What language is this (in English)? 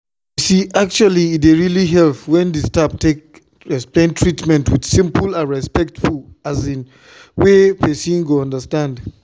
Nigerian Pidgin